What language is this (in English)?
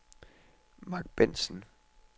Danish